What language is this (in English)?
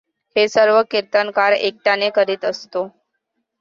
Marathi